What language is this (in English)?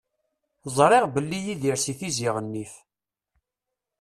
Kabyle